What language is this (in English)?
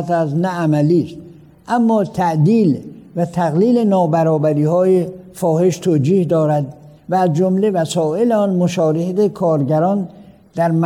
Persian